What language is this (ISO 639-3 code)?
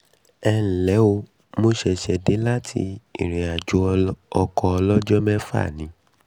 yor